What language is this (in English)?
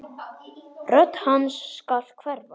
Icelandic